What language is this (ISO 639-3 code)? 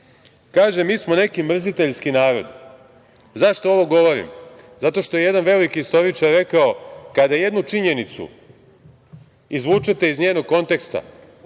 srp